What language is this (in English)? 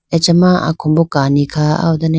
Idu-Mishmi